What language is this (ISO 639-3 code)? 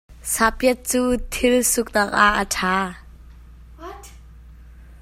cnh